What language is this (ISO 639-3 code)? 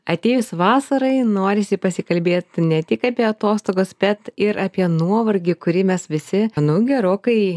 lit